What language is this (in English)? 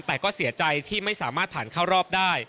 Thai